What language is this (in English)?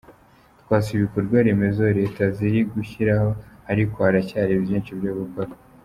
Kinyarwanda